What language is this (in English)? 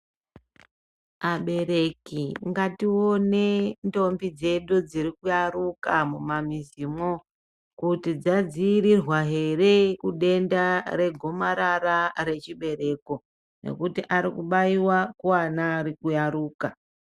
Ndau